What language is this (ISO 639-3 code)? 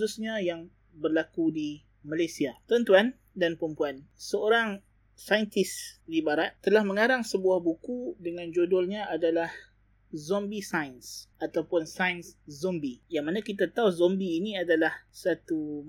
msa